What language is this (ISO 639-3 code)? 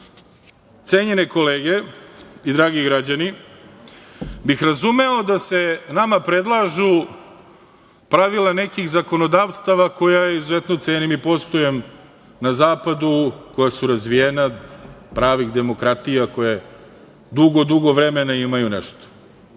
srp